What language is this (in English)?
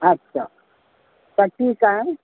Sindhi